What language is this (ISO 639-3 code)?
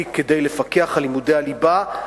heb